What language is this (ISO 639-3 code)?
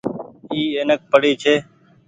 gig